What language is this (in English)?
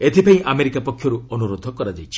Odia